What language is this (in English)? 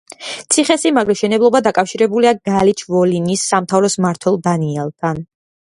Georgian